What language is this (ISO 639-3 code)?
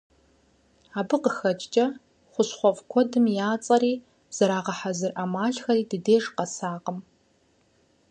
kbd